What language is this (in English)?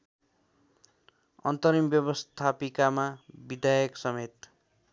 Nepali